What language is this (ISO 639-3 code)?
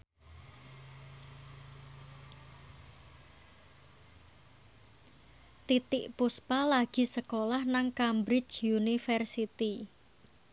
jav